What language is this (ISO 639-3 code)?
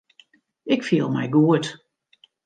fry